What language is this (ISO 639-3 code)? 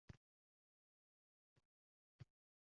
uzb